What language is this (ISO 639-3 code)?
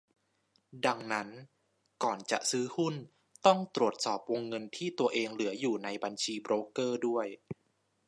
tha